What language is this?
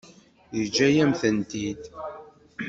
Kabyle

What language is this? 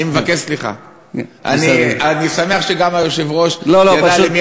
Hebrew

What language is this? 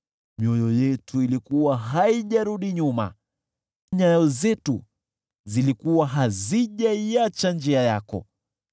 Swahili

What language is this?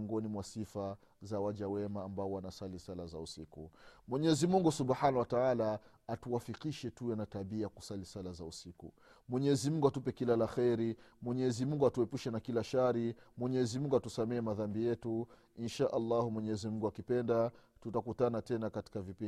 Swahili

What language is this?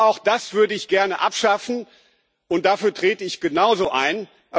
German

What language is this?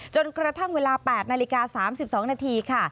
Thai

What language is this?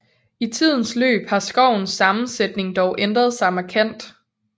Danish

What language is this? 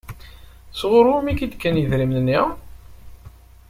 Kabyle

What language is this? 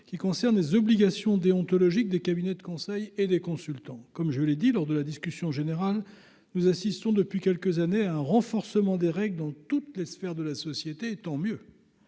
French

